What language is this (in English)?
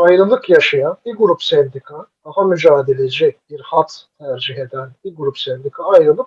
Turkish